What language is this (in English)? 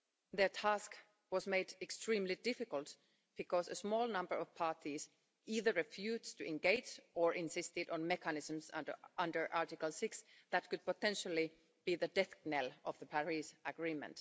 English